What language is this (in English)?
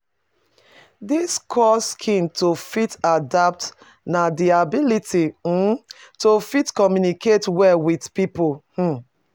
Nigerian Pidgin